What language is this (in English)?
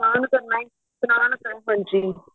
Punjabi